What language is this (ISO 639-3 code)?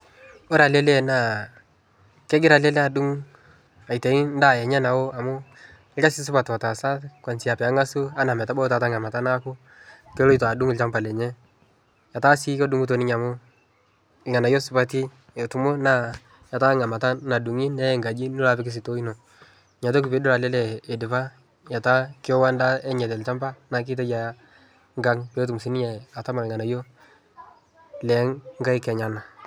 mas